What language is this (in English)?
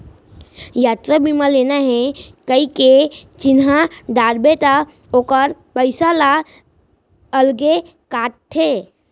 Chhattisgarhi